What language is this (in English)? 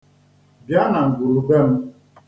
Igbo